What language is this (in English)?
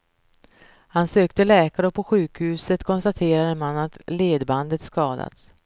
Swedish